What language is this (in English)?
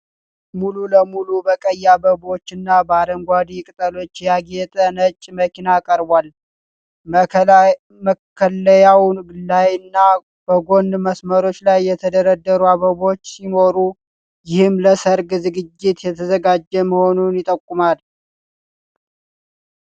Amharic